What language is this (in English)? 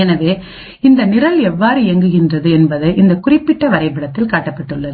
Tamil